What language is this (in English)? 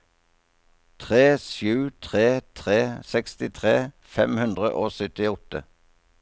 Norwegian